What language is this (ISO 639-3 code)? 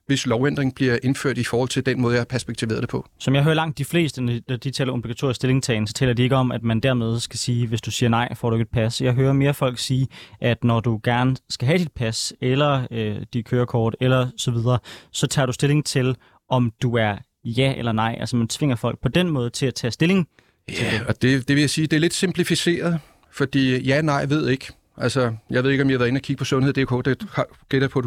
dan